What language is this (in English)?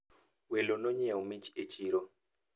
Luo (Kenya and Tanzania)